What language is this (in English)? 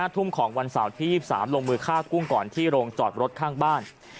Thai